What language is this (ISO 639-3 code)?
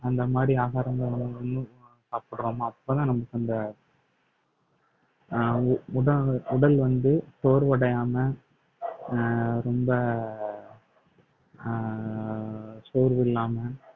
tam